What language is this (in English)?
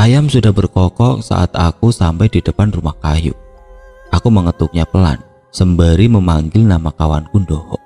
Indonesian